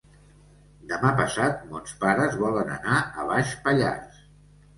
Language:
Catalan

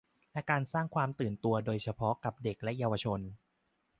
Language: Thai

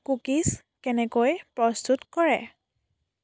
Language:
Assamese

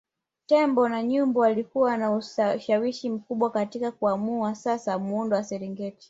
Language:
Swahili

